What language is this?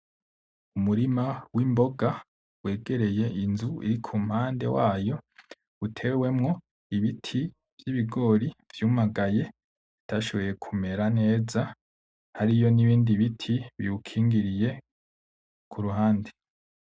Rundi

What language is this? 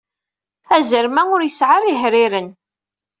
Kabyle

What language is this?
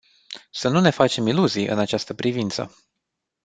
Romanian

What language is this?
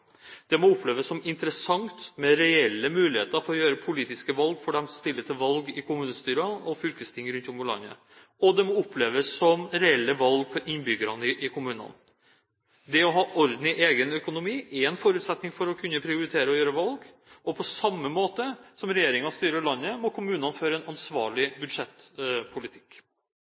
Norwegian Bokmål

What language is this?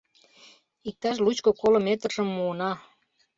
Mari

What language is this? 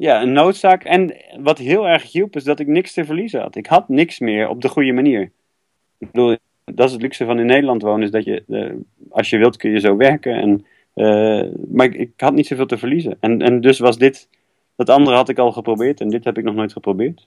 Dutch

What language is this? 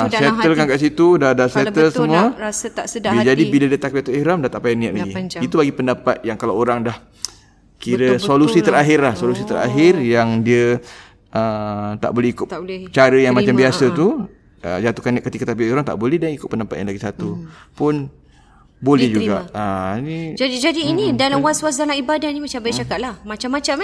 Malay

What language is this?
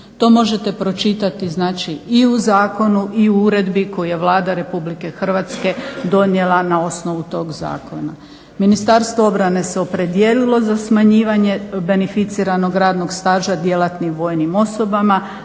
Croatian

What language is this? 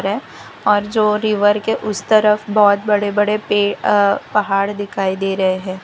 Hindi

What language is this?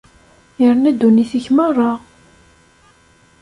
Kabyle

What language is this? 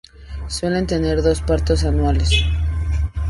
Spanish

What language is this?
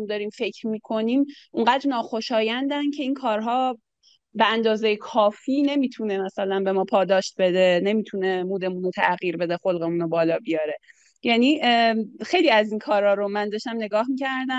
Persian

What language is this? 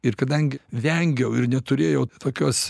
Lithuanian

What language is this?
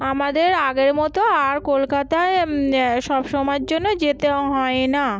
Bangla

